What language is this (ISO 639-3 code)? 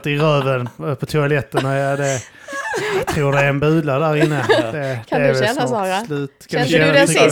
swe